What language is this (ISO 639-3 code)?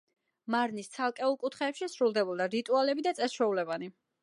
kat